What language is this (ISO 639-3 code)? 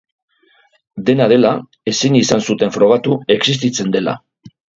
eus